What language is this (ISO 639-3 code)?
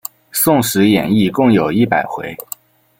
zho